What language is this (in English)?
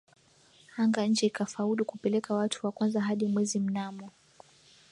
Swahili